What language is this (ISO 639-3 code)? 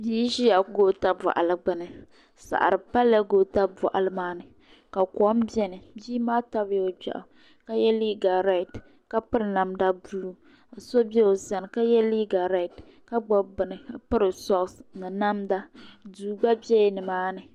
dag